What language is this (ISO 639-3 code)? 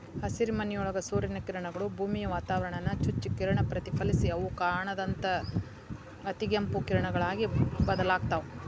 kan